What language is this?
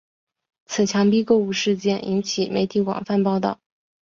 Chinese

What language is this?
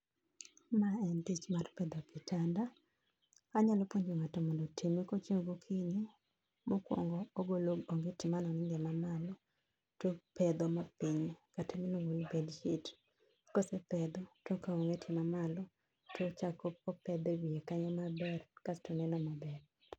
Luo (Kenya and Tanzania)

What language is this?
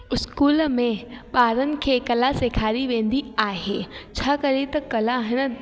Sindhi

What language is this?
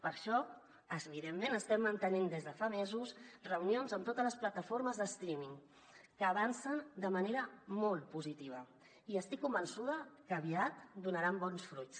Catalan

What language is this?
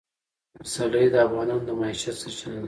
Pashto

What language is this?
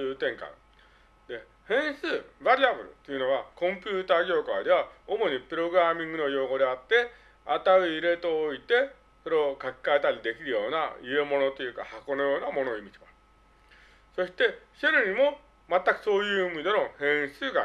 Japanese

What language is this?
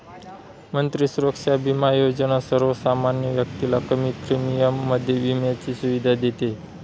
Marathi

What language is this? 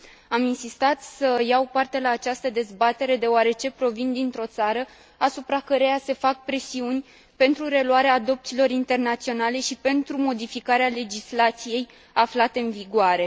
Romanian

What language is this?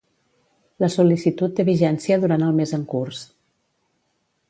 Catalan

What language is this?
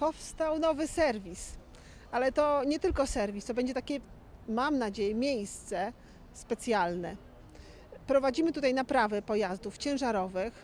Polish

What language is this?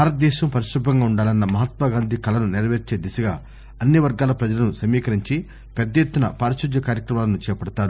Telugu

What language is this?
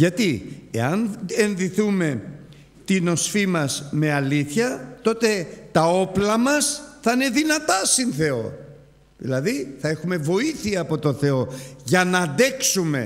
Greek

